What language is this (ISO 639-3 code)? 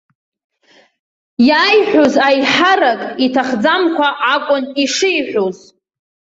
abk